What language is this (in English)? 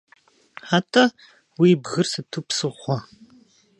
Kabardian